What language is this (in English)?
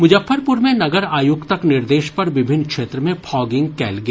Maithili